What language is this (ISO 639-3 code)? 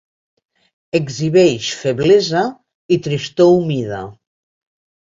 cat